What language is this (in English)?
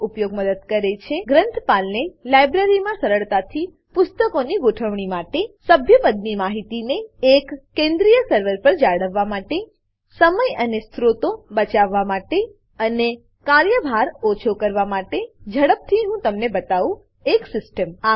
Gujarati